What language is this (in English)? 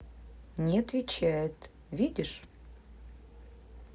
Russian